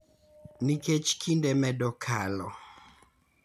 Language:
Luo (Kenya and Tanzania)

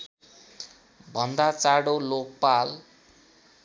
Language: Nepali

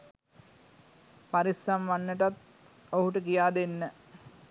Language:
Sinhala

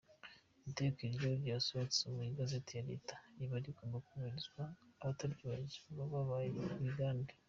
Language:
Kinyarwanda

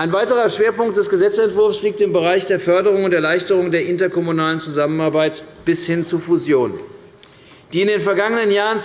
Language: German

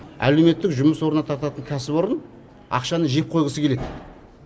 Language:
Kazakh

